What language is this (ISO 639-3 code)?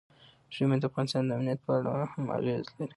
pus